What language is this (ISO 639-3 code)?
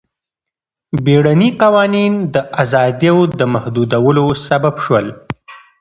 pus